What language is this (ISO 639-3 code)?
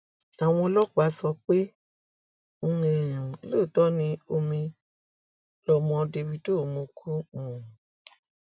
yor